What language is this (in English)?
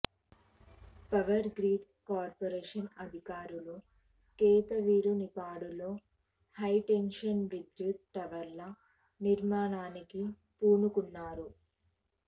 Telugu